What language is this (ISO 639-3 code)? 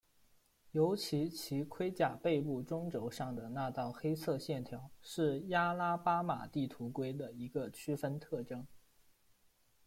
zho